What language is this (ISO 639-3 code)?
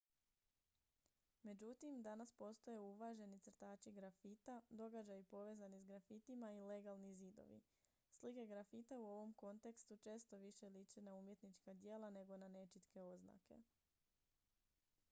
hrv